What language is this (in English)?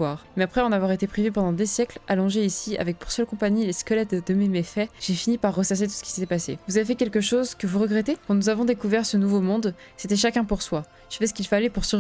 French